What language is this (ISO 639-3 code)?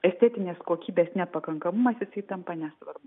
lit